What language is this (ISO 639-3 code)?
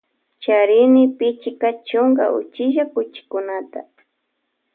qvj